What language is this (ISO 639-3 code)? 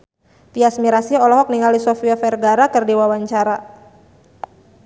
sun